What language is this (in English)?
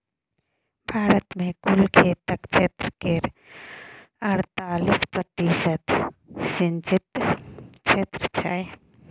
Maithili